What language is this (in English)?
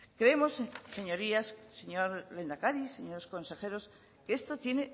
Spanish